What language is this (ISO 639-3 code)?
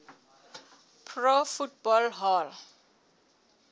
sot